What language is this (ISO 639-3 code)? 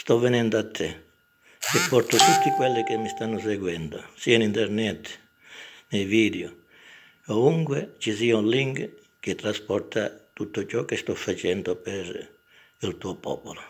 ita